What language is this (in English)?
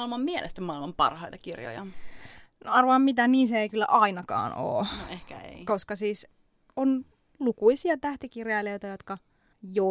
Finnish